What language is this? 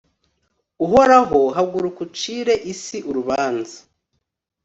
Kinyarwanda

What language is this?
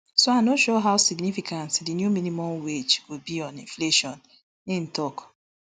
Nigerian Pidgin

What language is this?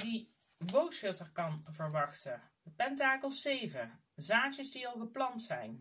Dutch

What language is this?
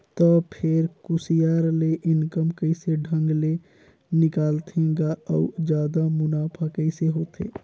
Chhattisgarhi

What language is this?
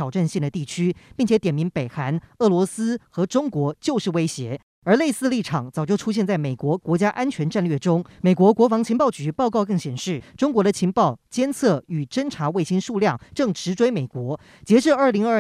Chinese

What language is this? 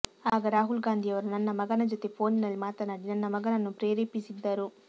Kannada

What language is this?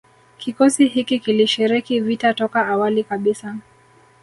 Swahili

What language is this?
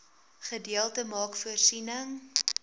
Afrikaans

